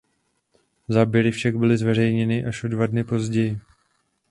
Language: Czech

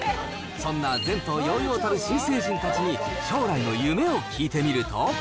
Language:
Japanese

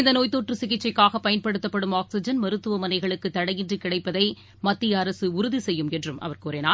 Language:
Tamil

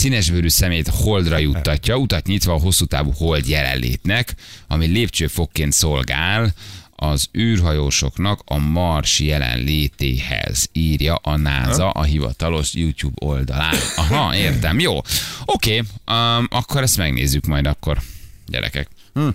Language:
Hungarian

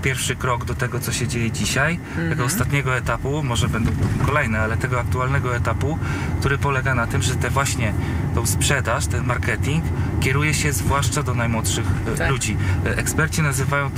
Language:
Polish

